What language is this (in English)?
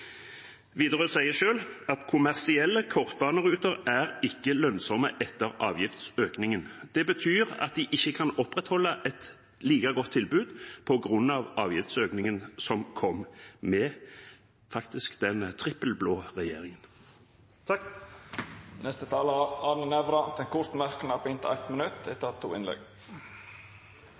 Norwegian